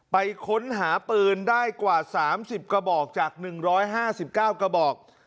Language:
Thai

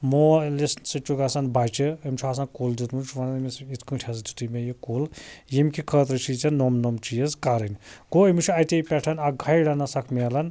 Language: Kashmiri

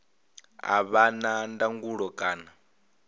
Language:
Venda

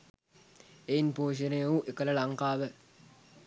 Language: Sinhala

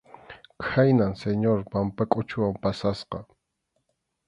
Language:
Arequipa-La Unión Quechua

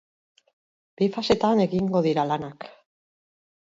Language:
Basque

